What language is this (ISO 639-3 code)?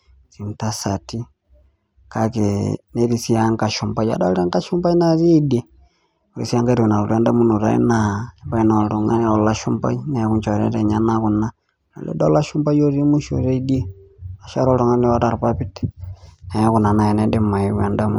mas